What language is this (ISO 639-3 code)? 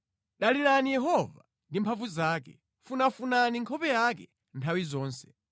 nya